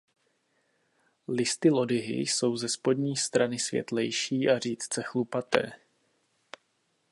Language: Czech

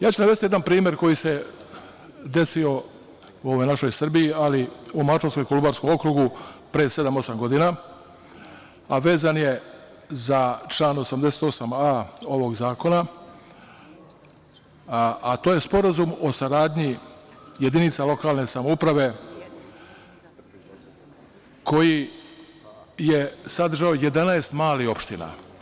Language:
Serbian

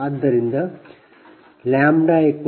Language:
Kannada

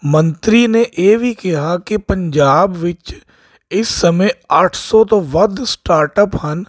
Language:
Punjabi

